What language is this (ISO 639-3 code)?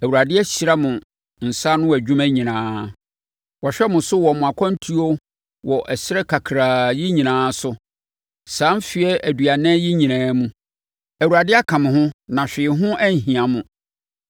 aka